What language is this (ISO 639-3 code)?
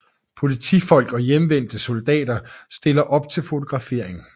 dan